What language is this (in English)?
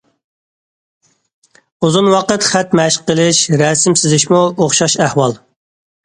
Uyghur